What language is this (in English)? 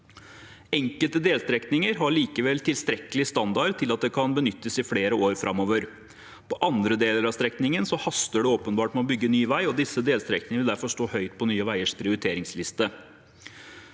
Norwegian